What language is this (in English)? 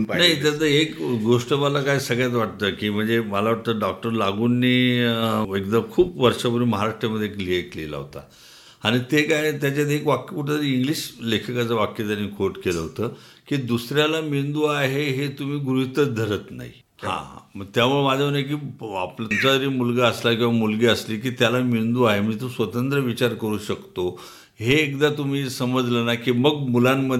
Marathi